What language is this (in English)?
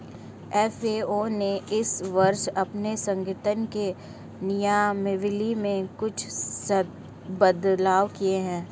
Hindi